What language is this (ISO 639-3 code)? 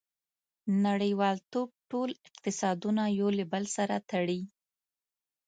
pus